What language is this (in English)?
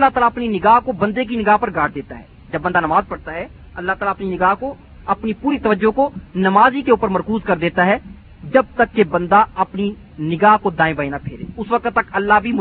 Urdu